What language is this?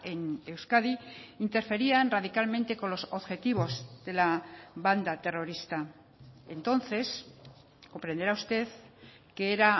Spanish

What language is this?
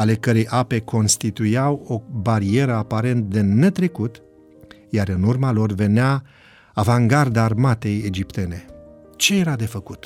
Romanian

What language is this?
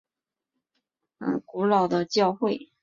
Chinese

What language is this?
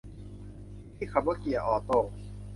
Thai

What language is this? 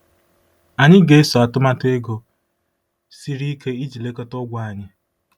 Igbo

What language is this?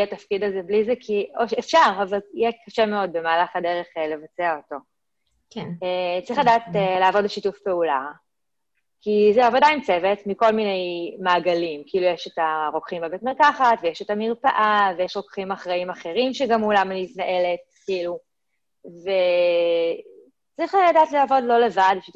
Hebrew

